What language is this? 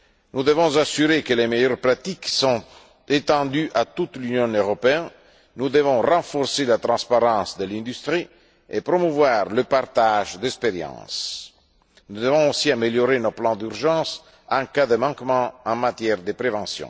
French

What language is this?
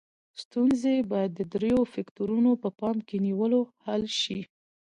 Pashto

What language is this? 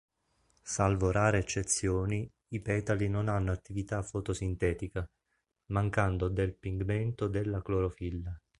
Italian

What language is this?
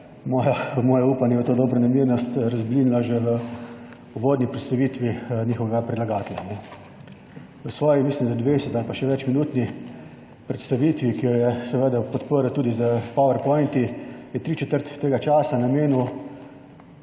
Slovenian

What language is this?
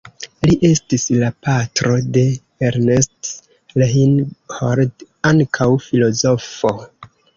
Esperanto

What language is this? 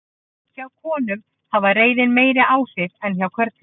Icelandic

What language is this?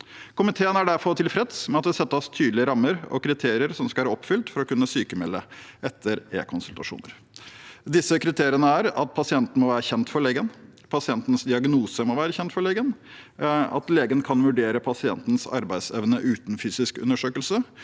Norwegian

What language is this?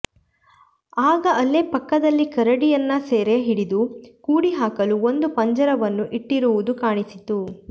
Kannada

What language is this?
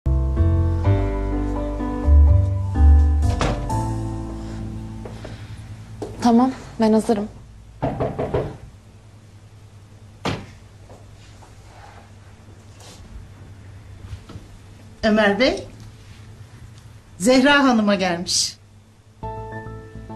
Turkish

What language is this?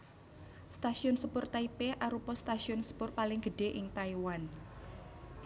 Javanese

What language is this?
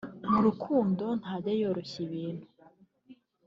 Kinyarwanda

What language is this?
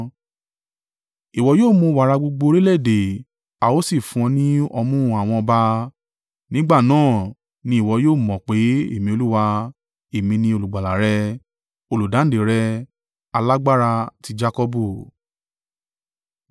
Yoruba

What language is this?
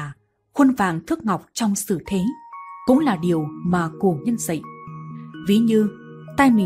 Vietnamese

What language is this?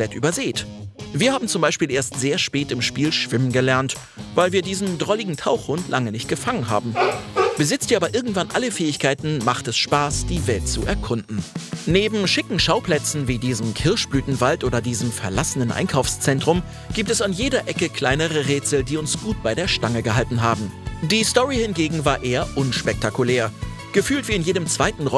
German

